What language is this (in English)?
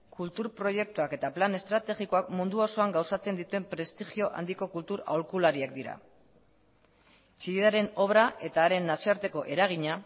Basque